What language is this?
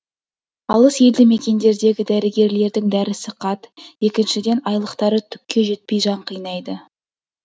Kazakh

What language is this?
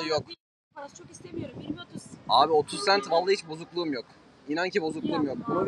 Turkish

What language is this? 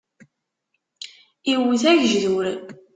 Kabyle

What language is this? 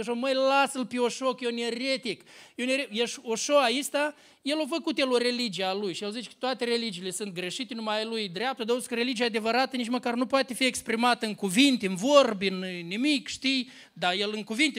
Romanian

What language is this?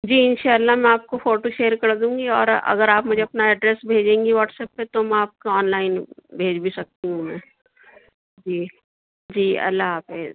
Urdu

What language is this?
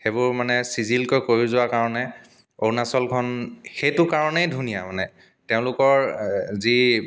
Assamese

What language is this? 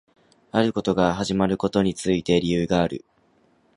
Japanese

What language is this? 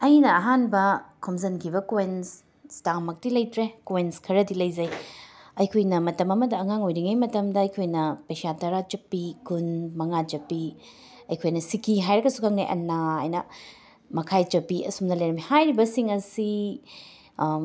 Manipuri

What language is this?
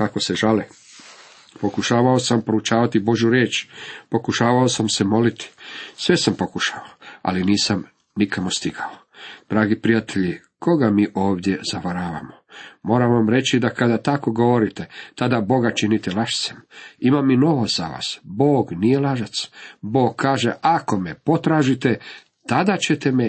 Croatian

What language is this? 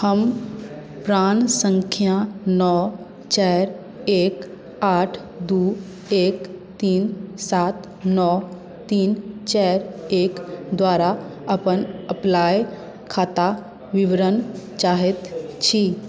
Maithili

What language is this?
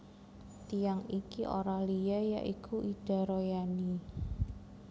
Javanese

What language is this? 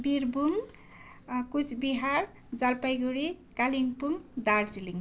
Nepali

